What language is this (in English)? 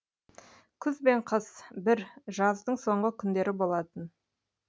Kazakh